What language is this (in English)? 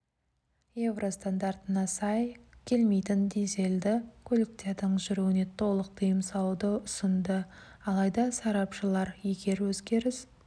Kazakh